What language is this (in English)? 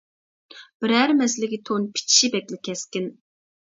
Uyghur